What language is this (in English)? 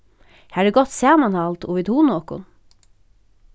Faroese